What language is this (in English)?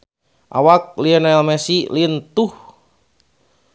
Sundanese